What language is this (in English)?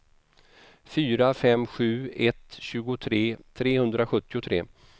Swedish